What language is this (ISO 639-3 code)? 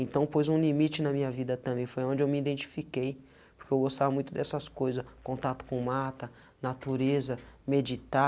por